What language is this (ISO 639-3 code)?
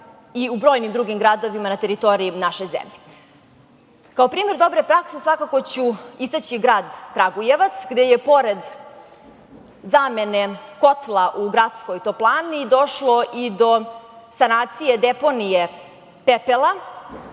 srp